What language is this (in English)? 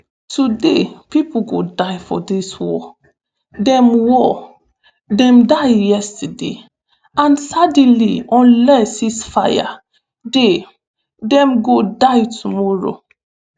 Nigerian Pidgin